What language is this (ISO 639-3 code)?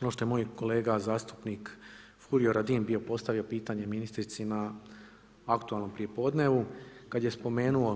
hrv